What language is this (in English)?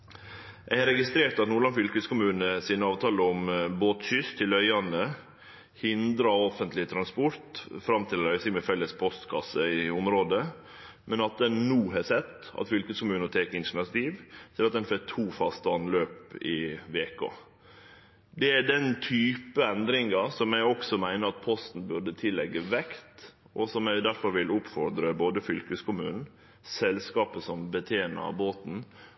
Norwegian Nynorsk